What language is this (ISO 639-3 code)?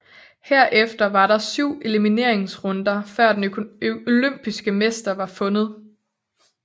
dan